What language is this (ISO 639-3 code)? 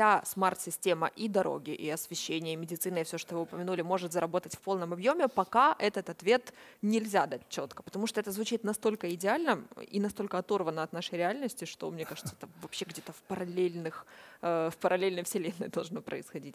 rus